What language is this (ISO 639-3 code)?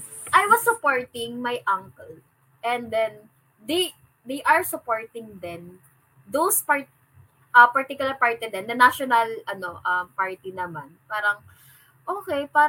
fil